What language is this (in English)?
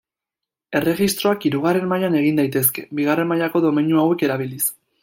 Basque